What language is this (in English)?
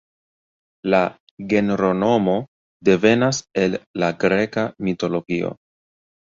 Esperanto